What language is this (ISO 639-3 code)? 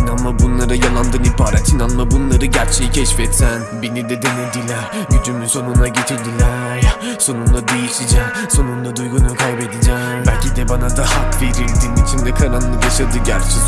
tur